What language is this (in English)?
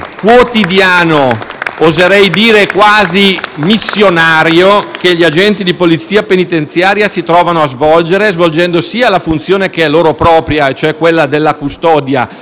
Italian